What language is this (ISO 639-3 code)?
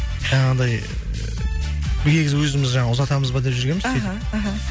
kaz